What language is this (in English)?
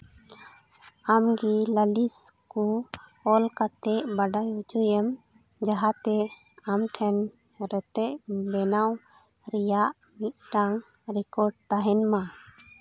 Santali